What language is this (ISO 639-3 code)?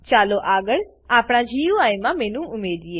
guj